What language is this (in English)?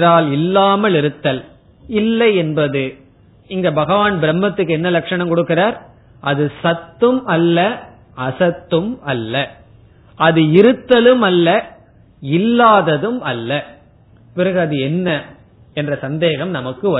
Tamil